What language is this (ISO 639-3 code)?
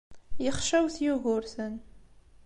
kab